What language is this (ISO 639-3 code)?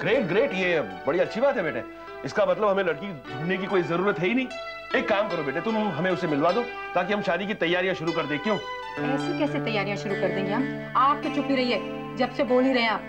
hin